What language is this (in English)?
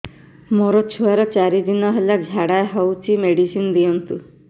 Odia